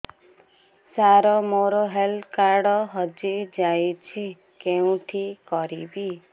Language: Odia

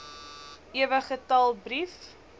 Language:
Afrikaans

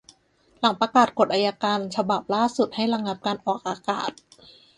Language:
Thai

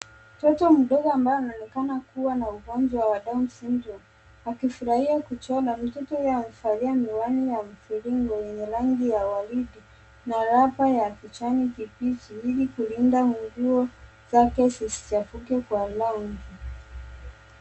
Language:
Swahili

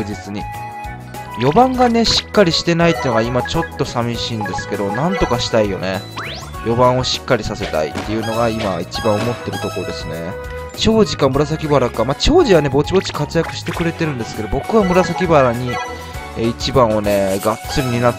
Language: Japanese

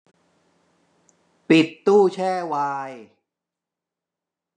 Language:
Thai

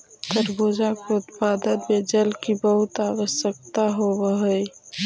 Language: Magahi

